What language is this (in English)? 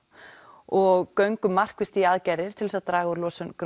Icelandic